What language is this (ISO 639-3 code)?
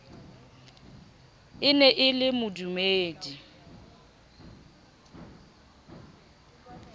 sot